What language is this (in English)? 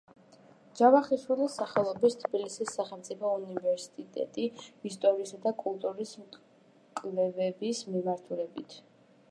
Georgian